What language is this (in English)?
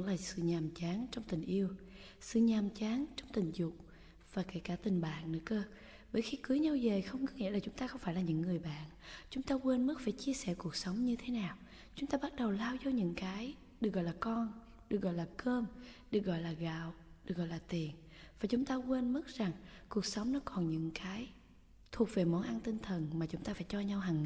Vietnamese